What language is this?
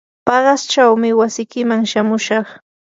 Yanahuanca Pasco Quechua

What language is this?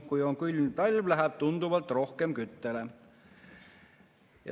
Estonian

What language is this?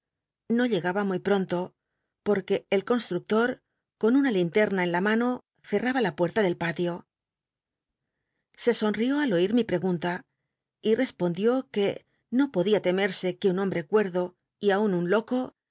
Spanish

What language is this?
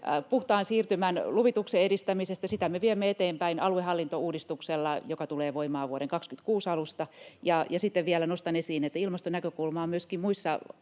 Finnish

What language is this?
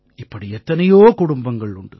Tamil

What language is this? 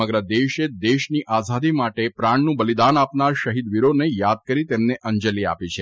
Gujarati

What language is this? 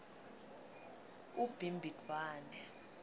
Swati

